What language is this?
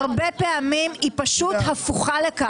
Hebrew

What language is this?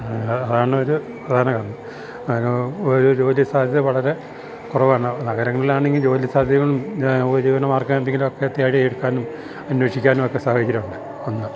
Malayalam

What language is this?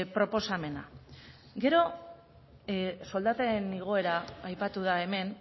Basque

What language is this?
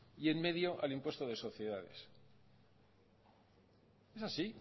Spanish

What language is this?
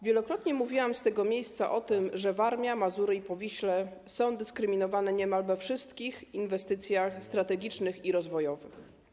Polish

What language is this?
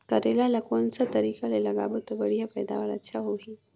Chhattisgarhi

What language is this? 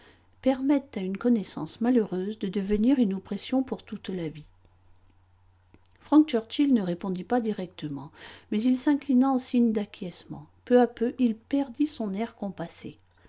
French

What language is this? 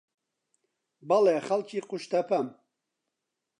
Central Kurdish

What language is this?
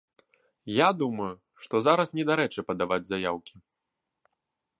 Belarusian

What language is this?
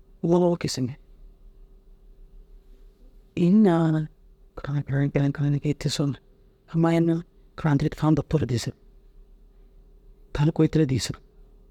Dazaga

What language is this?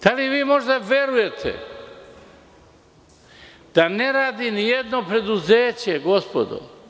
Serbian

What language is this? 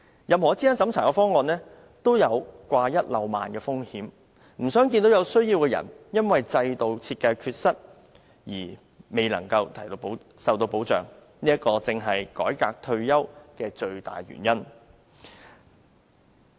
Cantonese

